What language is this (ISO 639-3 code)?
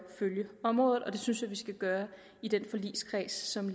dan